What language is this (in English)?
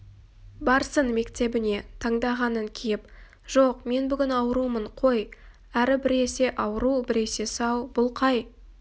Kazakh